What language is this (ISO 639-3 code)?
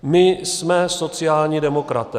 ces